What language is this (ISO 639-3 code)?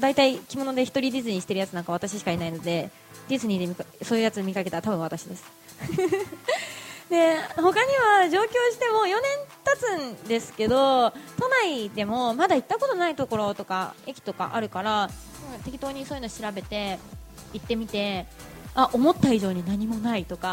jpn